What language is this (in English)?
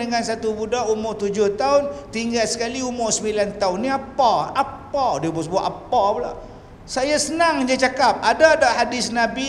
Malay